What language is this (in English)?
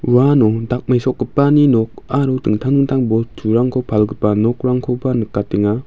Garo